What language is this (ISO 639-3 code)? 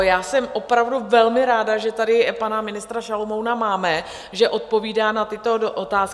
ces